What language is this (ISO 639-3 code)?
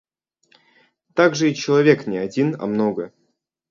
rus